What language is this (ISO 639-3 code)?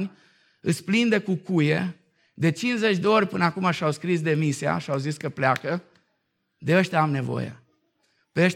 ron